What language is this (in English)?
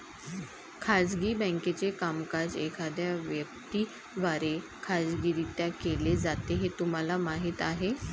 Marathi